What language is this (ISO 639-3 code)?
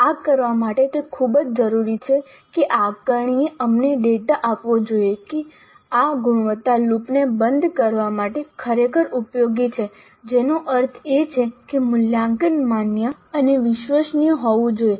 guj